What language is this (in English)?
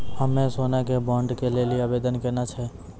Maithili